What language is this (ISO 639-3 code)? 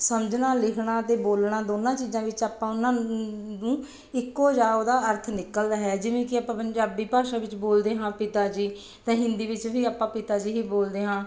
pan